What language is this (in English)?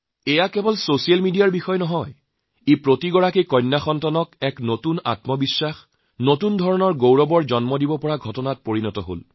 Assamese